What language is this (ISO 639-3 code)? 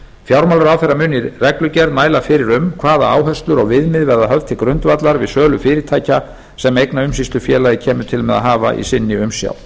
isl